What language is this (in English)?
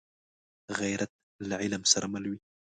Pashto